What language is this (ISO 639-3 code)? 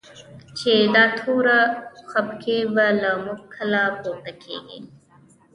pus